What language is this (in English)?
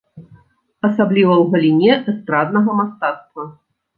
Belarusian